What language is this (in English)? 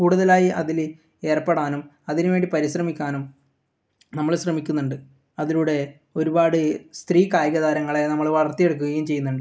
Malayalam